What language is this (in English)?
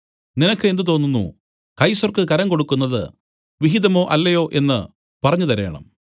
Malayalam